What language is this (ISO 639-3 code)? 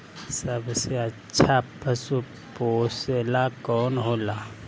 bho